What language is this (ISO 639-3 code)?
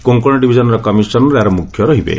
ori